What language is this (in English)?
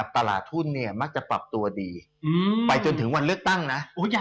Thai